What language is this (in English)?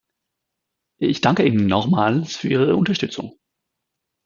German